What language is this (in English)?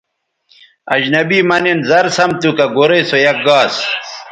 Bateri